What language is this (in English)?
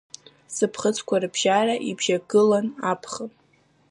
Abkhazian